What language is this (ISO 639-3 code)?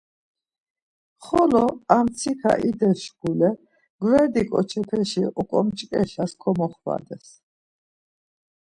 lzz